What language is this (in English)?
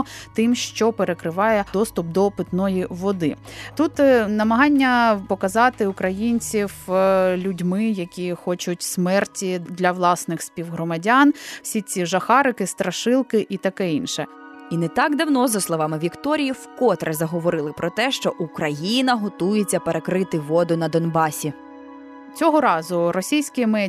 Ukrainian